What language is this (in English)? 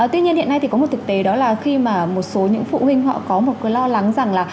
Vietnamese